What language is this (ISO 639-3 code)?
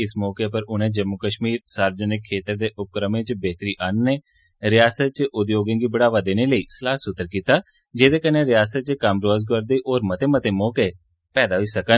doi